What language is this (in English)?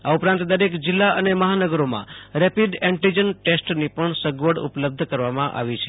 Gujarati